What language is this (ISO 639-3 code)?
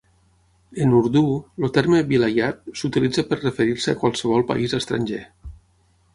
cat